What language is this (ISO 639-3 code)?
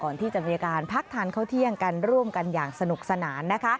tha